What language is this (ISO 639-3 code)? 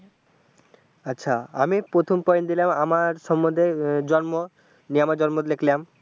ben